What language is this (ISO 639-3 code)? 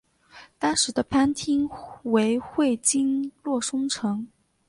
zho